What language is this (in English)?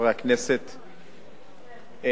Hebrew